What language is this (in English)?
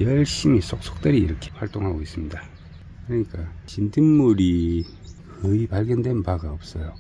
Korean